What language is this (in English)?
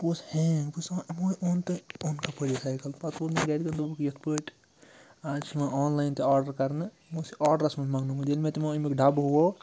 Kashmiri